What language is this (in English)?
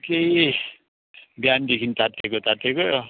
Nepali